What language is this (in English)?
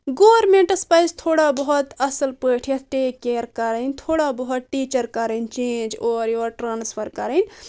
Kashmiri